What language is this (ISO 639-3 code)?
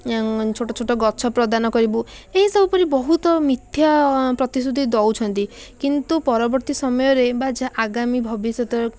ori